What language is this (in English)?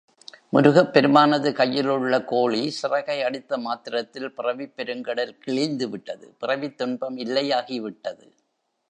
Tamil